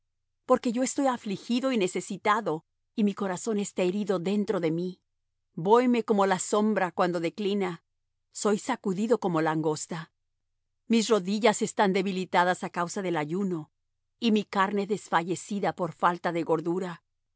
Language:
Spanish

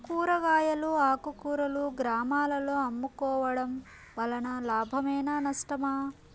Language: Telugu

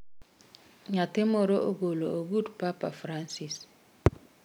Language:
Luo (Kenya and Tanzania)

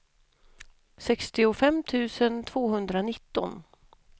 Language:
Swedish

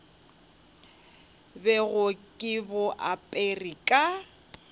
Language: Northern Sotho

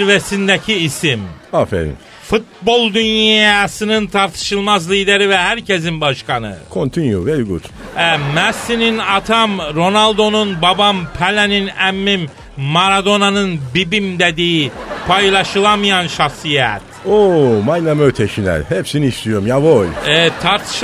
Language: Turkish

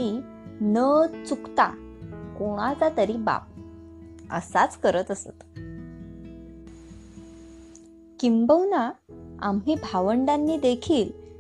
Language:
Marathi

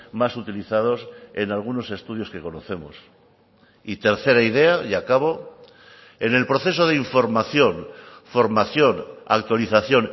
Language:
Spanish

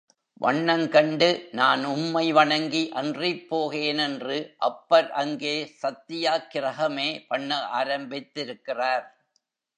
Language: Tamil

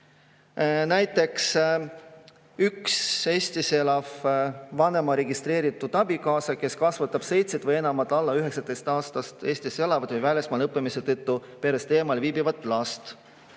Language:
Estonian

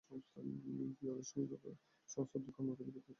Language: Bangla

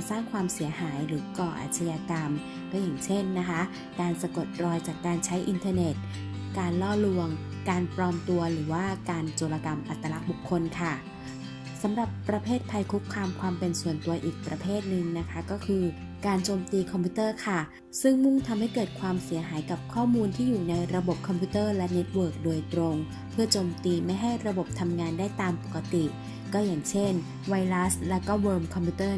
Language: Thai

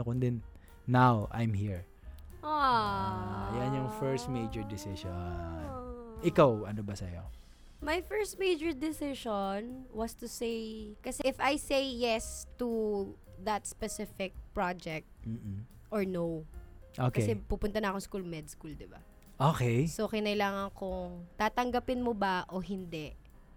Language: Filipino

